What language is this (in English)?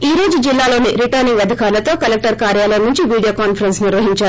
Telugu